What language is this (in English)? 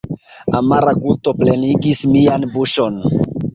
Esperanto